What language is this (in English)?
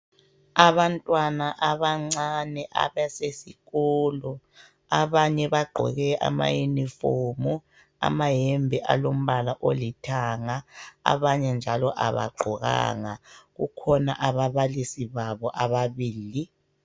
North Ndebele